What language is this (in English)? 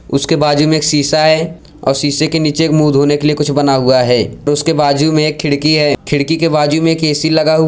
Hindi